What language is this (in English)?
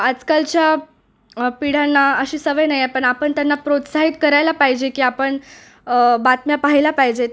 Marathi